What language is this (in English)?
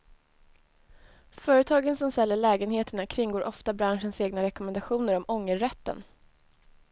Swedish